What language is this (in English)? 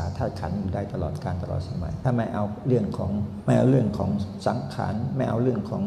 Thai